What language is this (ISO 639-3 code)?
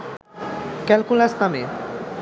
ben